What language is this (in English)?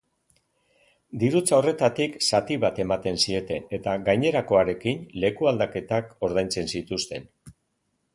Basque